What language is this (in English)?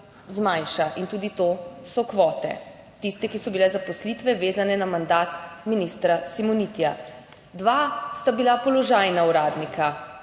Slovenian